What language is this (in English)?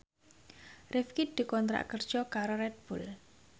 Javanese